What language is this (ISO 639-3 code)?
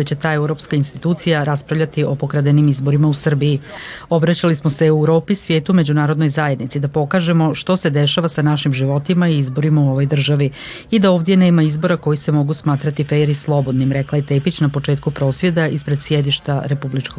hrv